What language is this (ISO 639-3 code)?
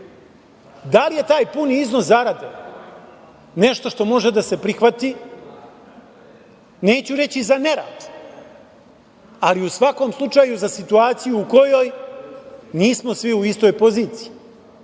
srp